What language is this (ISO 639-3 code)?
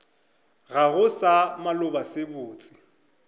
nso